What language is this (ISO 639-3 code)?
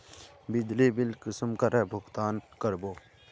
mag